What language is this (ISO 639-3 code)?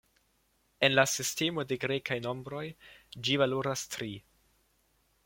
epo